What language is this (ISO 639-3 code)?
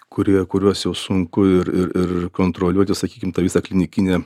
lit